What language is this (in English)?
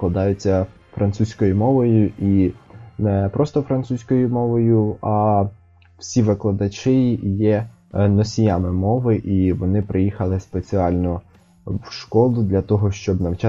Ukrainian